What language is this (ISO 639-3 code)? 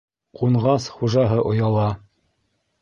bak